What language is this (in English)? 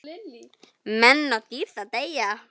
Icelandic